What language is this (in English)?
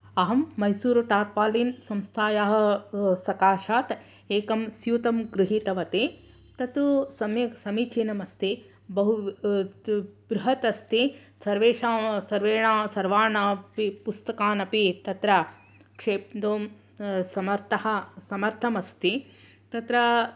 Sanskrit